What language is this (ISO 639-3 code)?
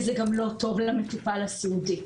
heb